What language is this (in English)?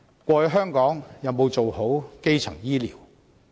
Cantonese